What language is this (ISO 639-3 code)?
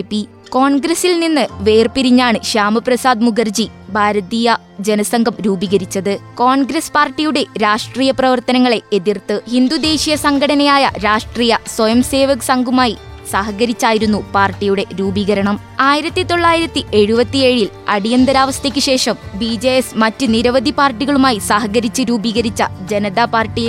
mal